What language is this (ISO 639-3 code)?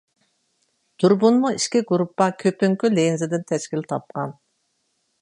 uig